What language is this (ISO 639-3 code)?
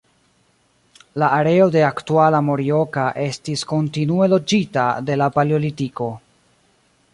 epo